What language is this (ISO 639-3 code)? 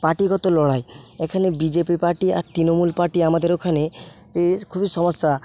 ben